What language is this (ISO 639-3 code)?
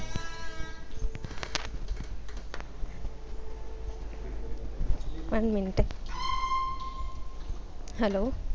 mal